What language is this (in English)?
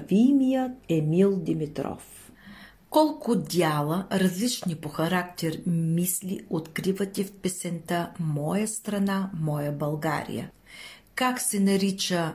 Bulgarian